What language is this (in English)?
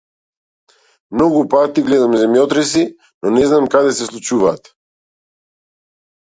Macedonian